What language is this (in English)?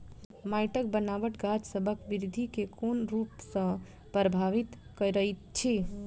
Maithili